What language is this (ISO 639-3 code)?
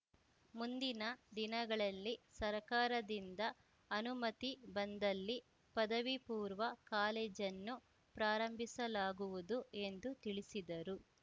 kan